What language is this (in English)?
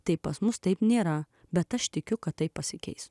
Lithuanian